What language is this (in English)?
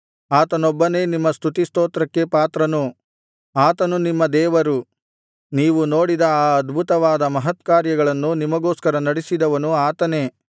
Kannada